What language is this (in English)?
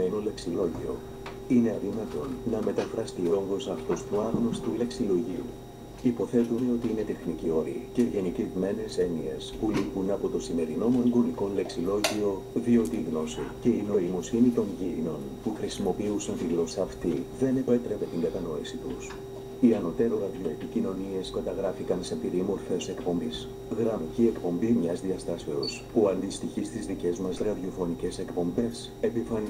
Greek